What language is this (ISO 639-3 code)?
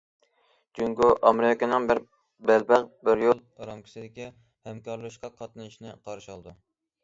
uig